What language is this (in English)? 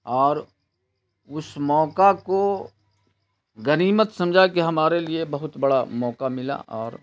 Urdu